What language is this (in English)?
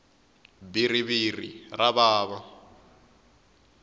Tsonga